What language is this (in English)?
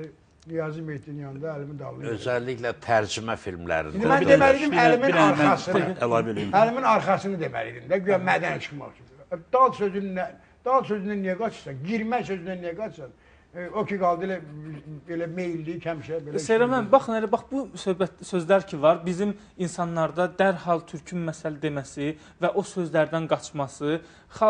Turkish